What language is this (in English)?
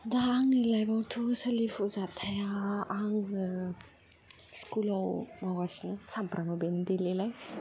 Bodo